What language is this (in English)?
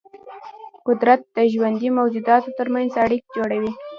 Pashto